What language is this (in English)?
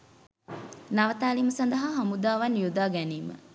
Sinhala